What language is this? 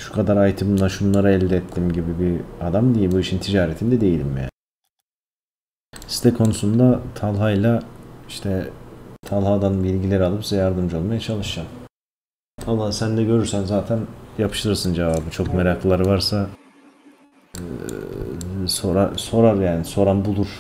Turkish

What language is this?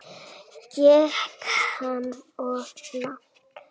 Icelandic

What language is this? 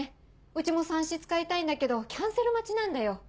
Japanese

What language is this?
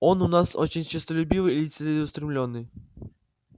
Russian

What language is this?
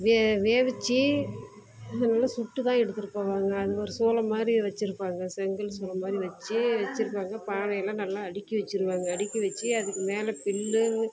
Tamil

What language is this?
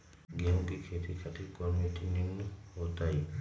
Magahi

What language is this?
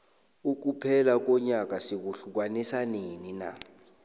South Ndebele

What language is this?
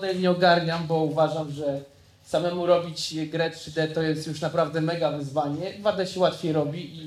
Polish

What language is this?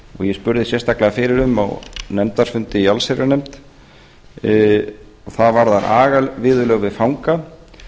Icelandic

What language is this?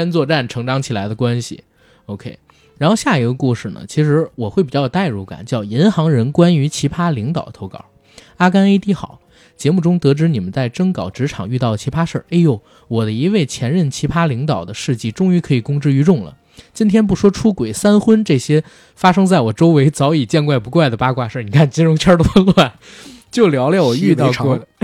Chinese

